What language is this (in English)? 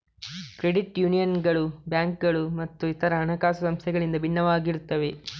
Kannada